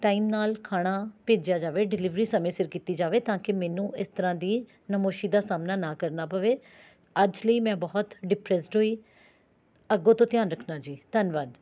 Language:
Punjabi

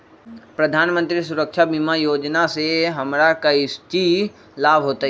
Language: Magahi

